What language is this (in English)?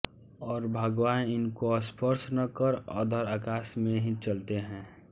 Hindi